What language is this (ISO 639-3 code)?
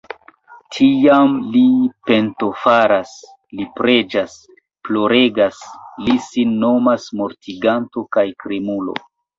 epo